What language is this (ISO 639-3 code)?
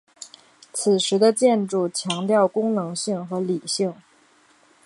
zho